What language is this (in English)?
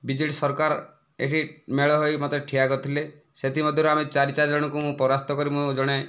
Odia